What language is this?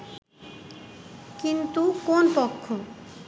Bangla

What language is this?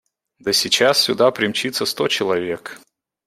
Russian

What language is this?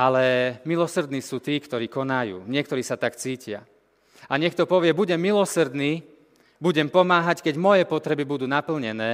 Slovak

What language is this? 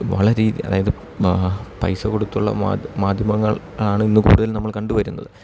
Malayalam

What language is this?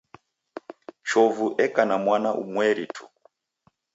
Taita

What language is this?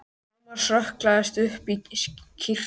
Icelandic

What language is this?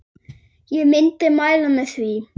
Icelandic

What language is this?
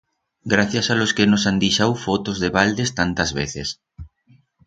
Aragonese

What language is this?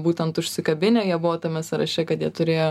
Lithuanian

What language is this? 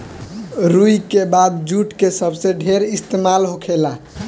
Bhojpuri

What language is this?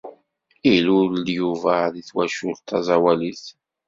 Kabyle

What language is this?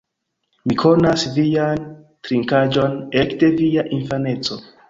Esperanto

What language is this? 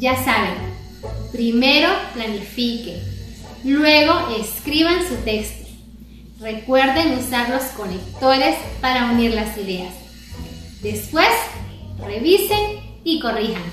Spanish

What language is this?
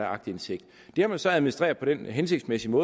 Danish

